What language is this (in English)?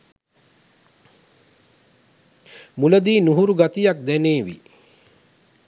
Sinhala